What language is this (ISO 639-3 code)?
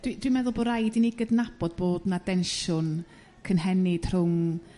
cym